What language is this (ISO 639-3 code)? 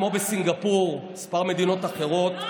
heb